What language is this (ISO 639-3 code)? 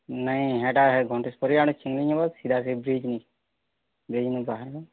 ori